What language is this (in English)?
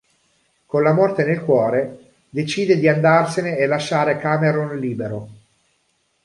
Italian